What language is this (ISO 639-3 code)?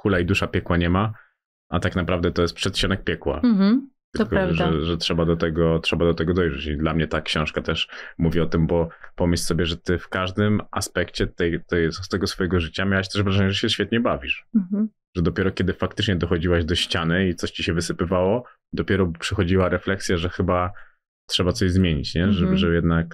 pol